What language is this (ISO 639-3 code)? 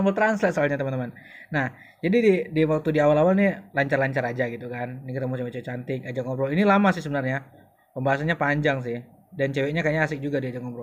ind